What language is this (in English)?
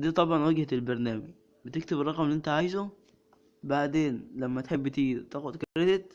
Arabic